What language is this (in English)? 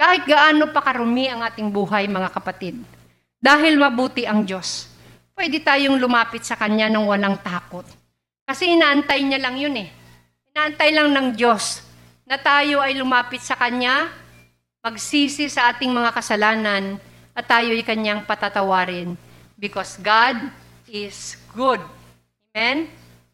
Filipino